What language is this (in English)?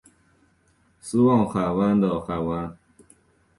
Chinese